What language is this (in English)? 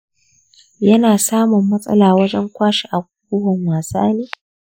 Hausa